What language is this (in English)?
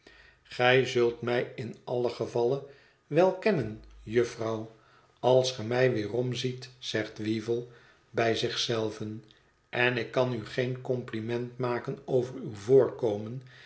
Dutch